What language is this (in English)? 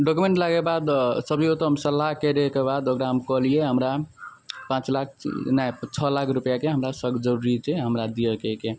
Maithili